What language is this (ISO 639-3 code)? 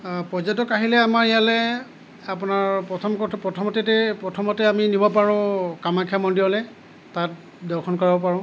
asm